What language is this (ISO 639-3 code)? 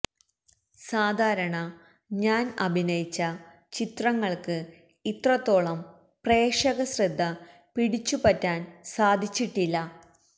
mal